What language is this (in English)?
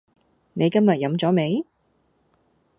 Cantonese